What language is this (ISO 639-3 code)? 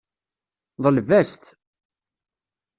kab